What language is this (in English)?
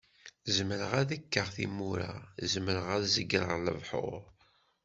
Kabyle